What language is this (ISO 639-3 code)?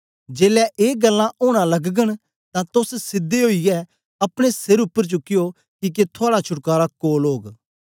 doi